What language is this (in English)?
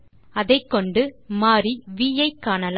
Tamil